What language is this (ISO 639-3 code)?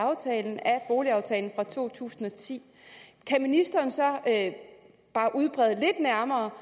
dan